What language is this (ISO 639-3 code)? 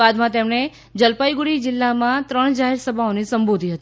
guj